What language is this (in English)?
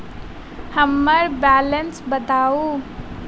Maithili